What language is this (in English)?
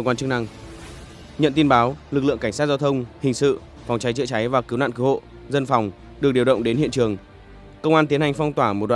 Vietnamese